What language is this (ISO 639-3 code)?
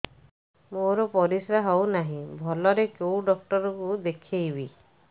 ori